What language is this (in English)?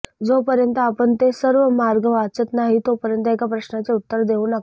Marathi